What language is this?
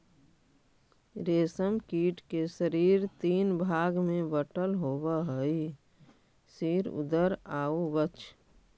Magahi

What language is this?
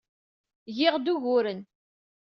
Kabyle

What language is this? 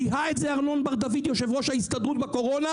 Hebrew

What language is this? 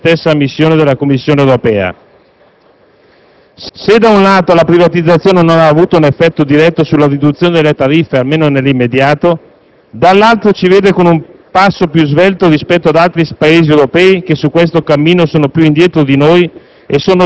Italian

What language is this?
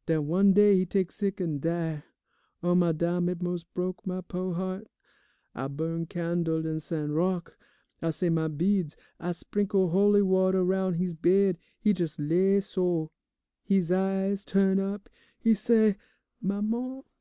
English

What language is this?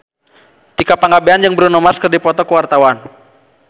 Sundanese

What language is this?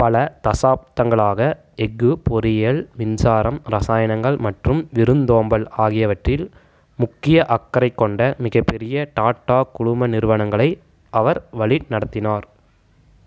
Tamil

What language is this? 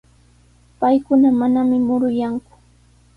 Sihuas Ancash Quechua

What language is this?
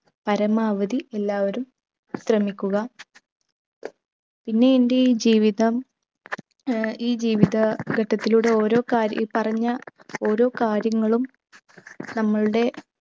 Malayalam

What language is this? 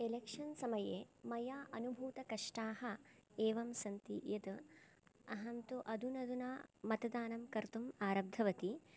Sanskrit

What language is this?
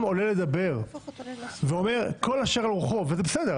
Hebrew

